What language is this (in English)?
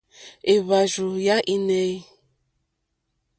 Mokpwe